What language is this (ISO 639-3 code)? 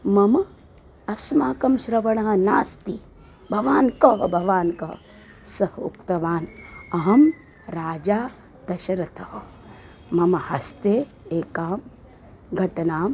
san